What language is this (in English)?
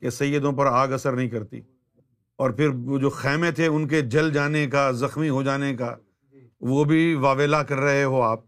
Urdu